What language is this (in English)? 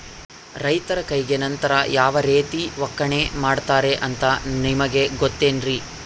Kannada